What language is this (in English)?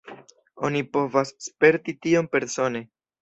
Esperanto